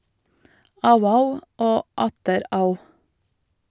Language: Norwegian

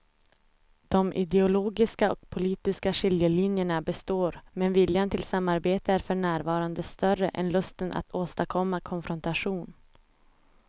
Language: Swedish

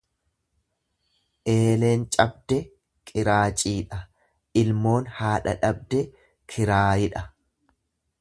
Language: Oromo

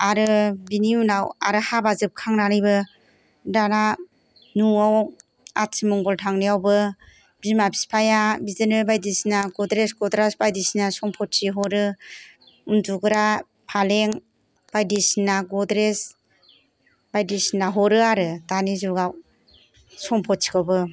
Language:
Bodo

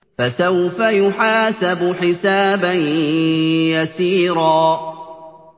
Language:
Arabic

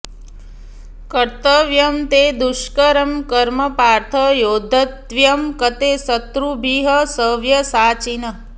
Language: Sanskrit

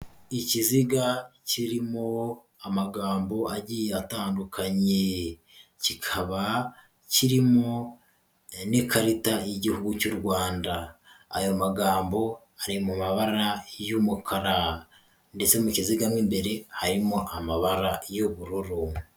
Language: Kinyarwanda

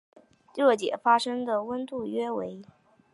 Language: Chinese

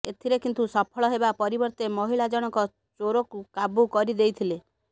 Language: Odia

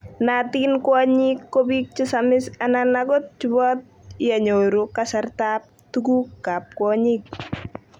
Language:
Kalenjin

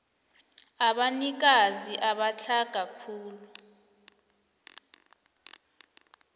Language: South Ndebele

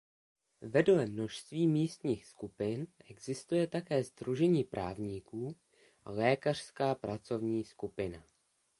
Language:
Czech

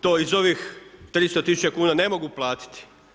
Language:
Croatian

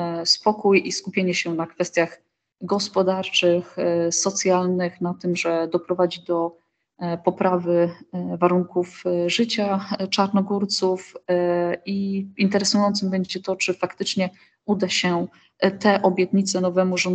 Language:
Polish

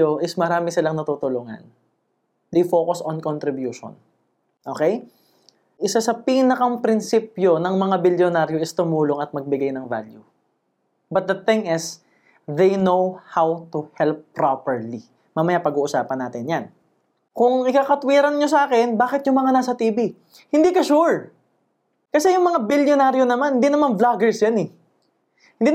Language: Filipino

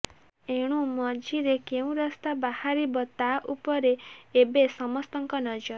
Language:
Odia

